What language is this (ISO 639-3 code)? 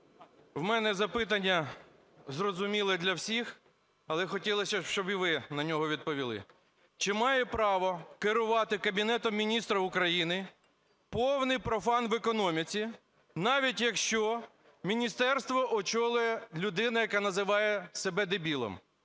ukr